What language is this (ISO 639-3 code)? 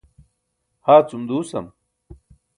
bsk